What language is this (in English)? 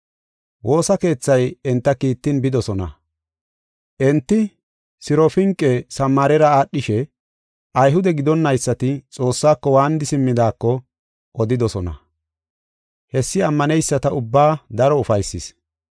Gofa